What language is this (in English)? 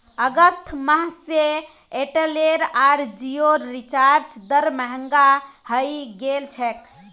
Magahi